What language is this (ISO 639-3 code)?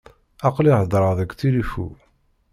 kab